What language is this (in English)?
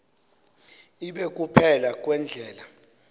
Xhosa